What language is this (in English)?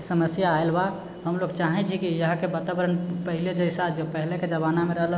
Maithili